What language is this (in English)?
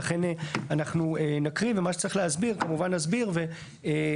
Hebrew